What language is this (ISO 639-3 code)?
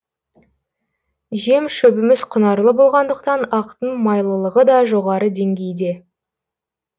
kaz